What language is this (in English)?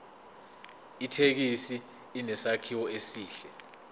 Zulu